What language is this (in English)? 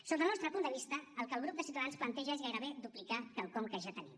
Catalan